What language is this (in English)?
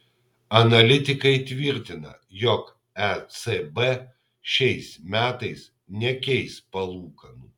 Lithuanian